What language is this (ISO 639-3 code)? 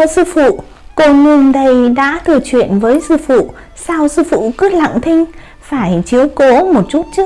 vie